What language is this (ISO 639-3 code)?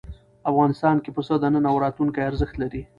pus